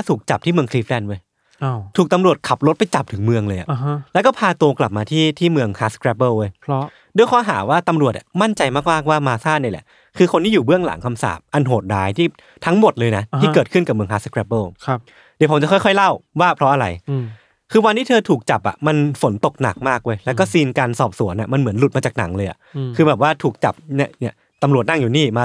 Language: Thai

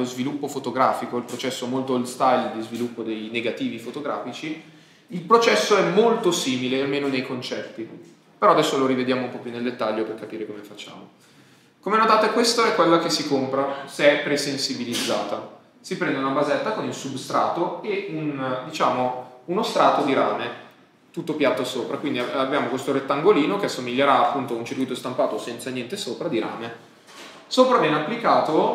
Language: Italian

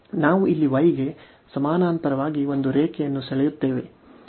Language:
Kannada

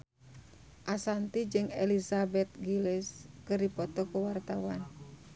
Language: Sundanese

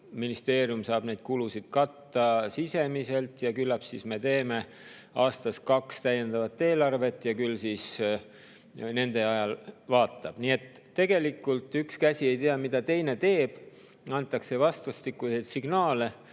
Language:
Estonian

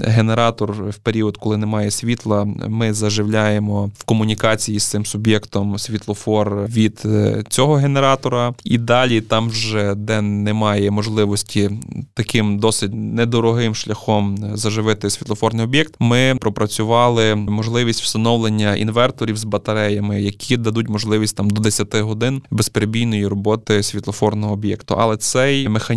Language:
Ukrainian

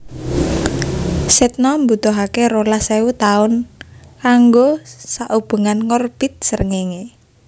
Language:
Javanese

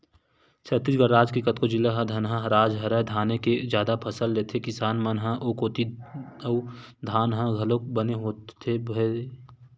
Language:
Chhattisgarhi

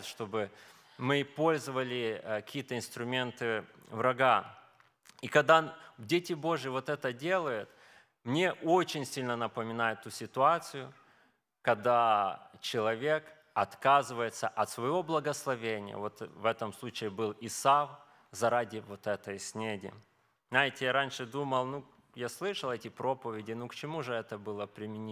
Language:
Russian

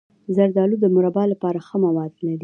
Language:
Pashto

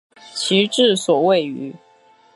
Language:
Chinese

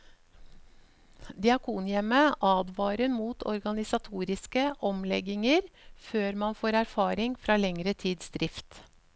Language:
Norwegian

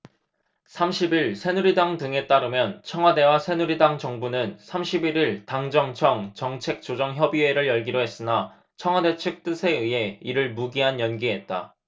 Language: Korean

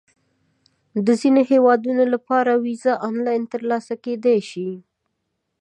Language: Pashto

